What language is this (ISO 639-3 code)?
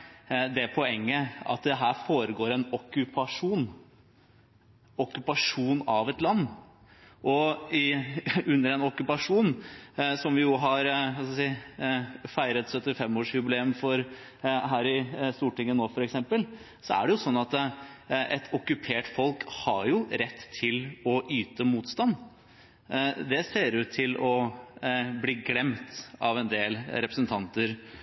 nob